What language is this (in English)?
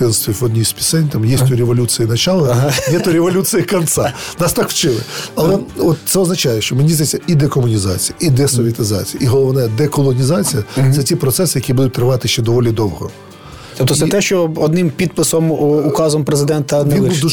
Ukrainian